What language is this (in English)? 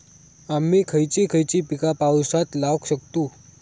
Marathi